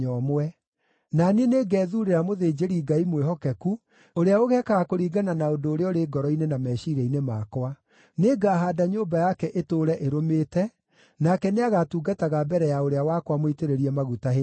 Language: Kikuyu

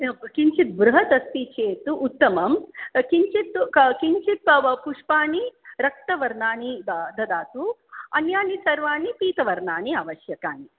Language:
Sanskrit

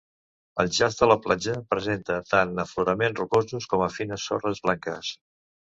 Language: Catalan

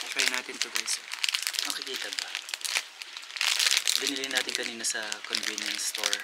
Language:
Filipino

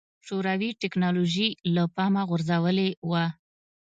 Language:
Pashto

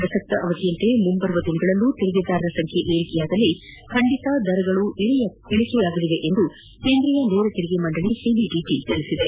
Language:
Kannada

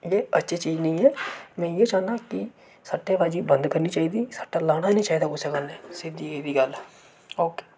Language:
Dogri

